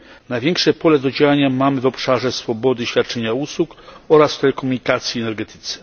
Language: Polish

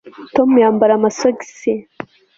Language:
Kinyarwanda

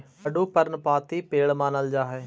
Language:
Magahi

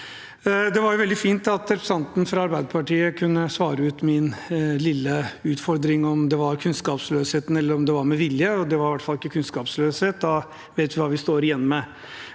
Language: Norwegian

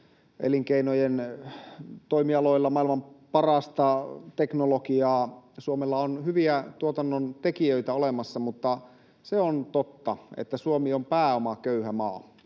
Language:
Finnish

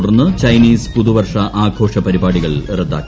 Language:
Malayalam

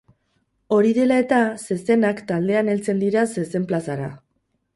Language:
Basque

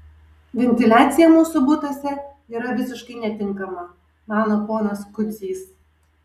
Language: Lithuanian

